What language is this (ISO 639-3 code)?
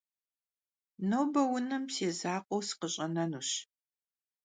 kbd